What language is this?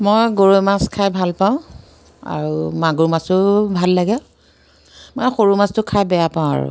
Assamese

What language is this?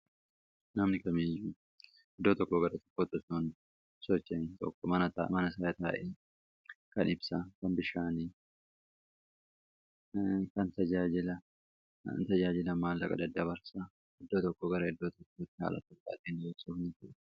Oromo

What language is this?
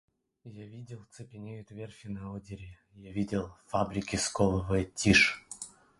Russian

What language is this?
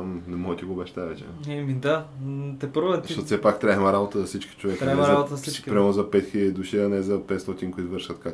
Bulgarian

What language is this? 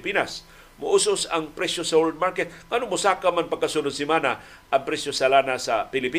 Filipino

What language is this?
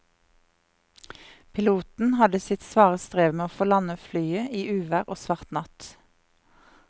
Norwegian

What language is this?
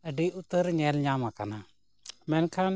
Santali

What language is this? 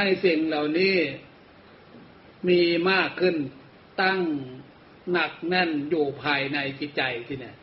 Thai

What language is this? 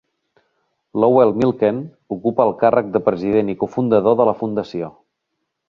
Catalan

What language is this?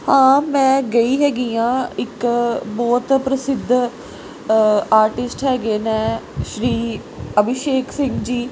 Punjabi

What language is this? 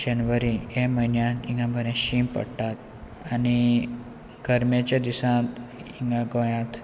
Konkani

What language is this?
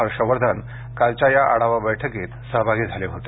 Marathi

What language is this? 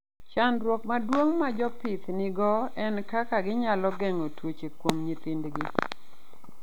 Luo (Kenya and Tanzania)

